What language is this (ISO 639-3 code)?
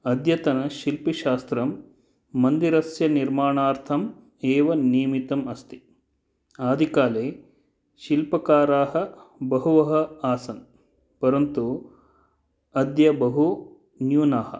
san